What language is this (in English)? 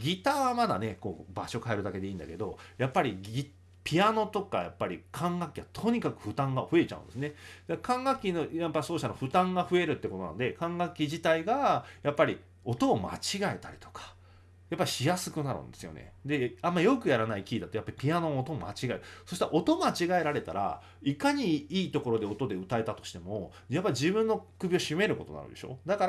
Japanese